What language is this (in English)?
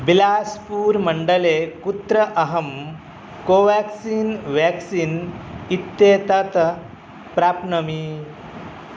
Sanskrit